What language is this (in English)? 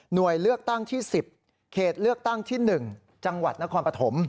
Thai